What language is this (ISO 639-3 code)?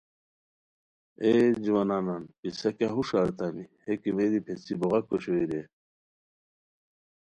khw